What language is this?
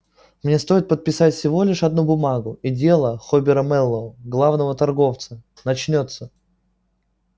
Russian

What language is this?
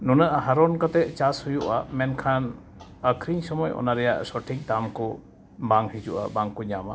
Santali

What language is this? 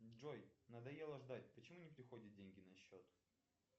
Russian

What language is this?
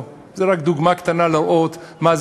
Hebrew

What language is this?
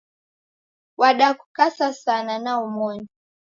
Taita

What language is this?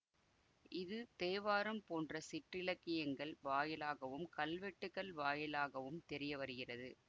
Tamil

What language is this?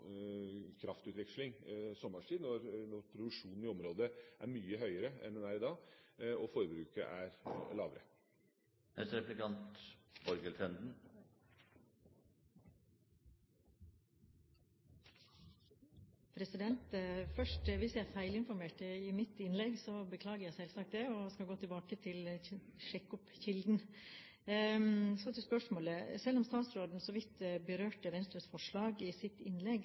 Norwegian Bokmål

